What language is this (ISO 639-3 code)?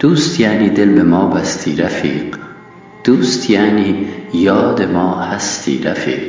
fas